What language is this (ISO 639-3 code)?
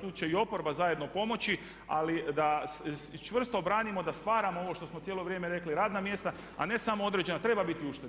hrv